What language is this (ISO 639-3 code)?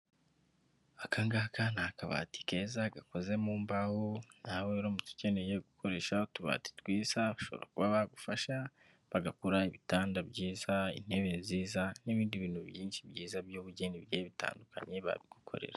kin